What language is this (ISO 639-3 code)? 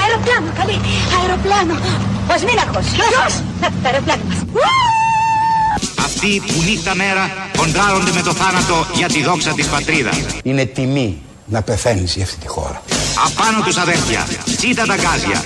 ell